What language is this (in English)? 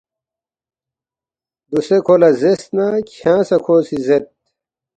Balti